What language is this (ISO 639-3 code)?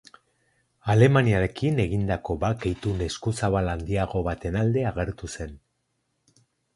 eus